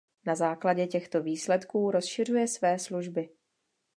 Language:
Czech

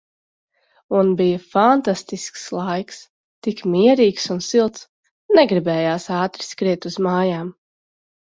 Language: Latvian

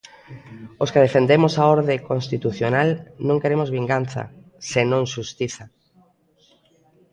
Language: Galician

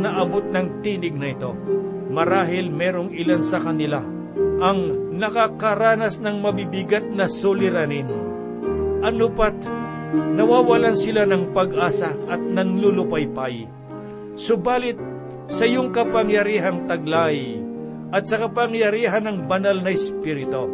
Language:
Filipino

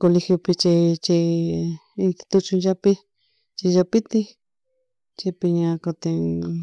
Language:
Chimborazo Highland Quichua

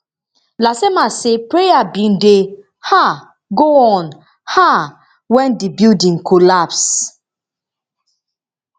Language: Nigerian Pidgin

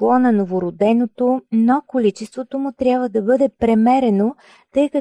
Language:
Bulgarian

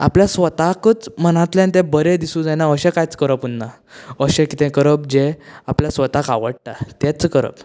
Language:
Konkani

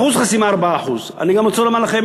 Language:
Hebrew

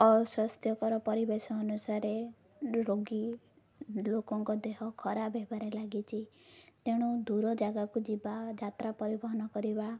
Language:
Odia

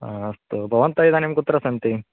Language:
Sanskrit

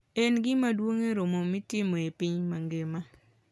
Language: Luo (Kenya and Tanzania)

